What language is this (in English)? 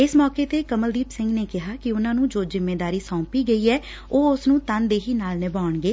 Punjabi